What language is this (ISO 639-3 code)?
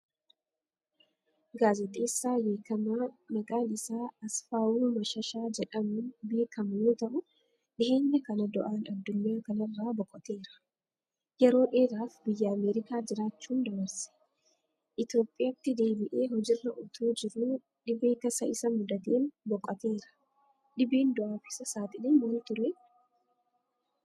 orm